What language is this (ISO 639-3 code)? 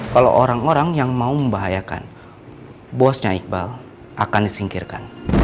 ind